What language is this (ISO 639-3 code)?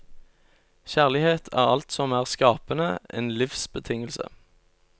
nor